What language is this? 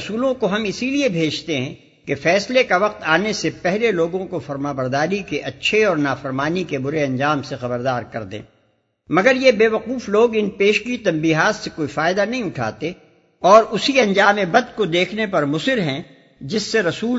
Urdu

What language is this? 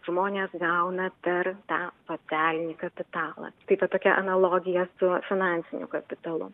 Lithuanian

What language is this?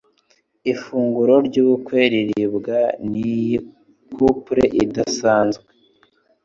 Kinyarwanda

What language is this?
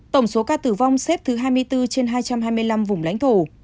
Vietnamese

